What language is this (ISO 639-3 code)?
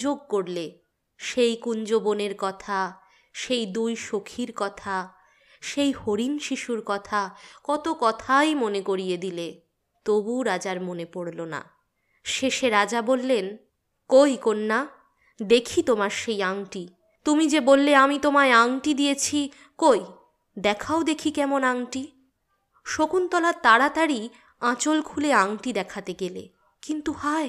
ben